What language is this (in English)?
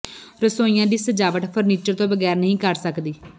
Punjabi